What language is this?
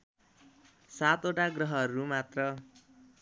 Nepali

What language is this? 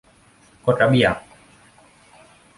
Thai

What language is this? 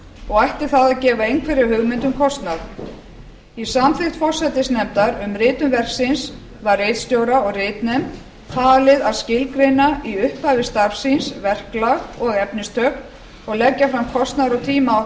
Icelandic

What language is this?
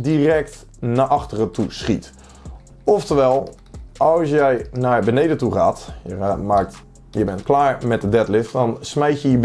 Dutch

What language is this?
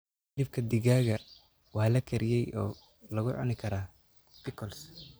Somali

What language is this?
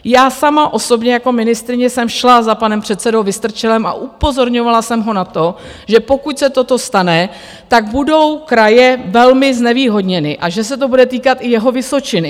Czech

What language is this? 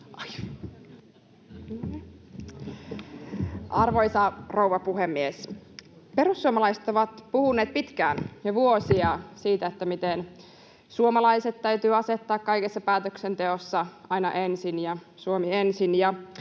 Finnish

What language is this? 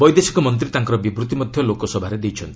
Odia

